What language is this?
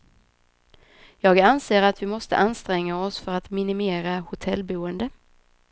Swedish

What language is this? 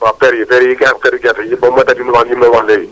Wolof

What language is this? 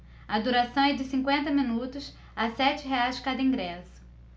Portuguese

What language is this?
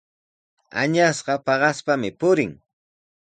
Sihuas Ancash Quechua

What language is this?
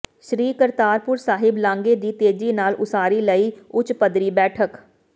Punjabi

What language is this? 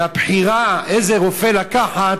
Hebrew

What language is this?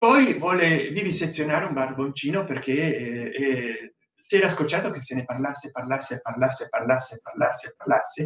Italian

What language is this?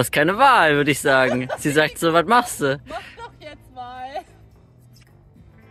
German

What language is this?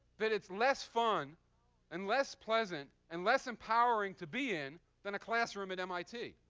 English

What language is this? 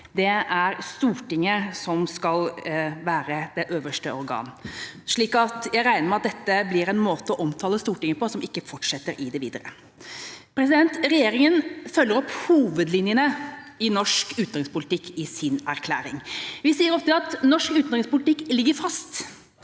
Norwegian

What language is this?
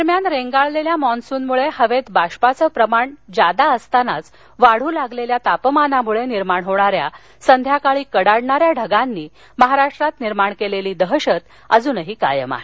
Marathi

